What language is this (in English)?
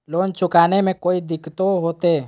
Magahi